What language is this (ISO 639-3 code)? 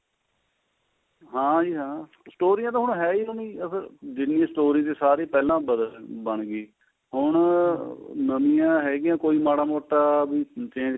pan